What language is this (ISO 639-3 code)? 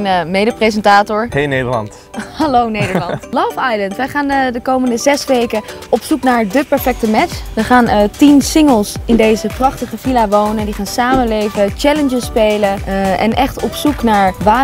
nld